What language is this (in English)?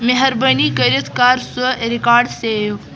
Kashmiri